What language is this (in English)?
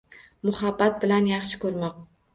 Uzbek